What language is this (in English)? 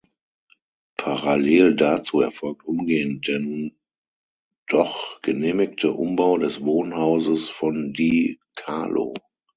German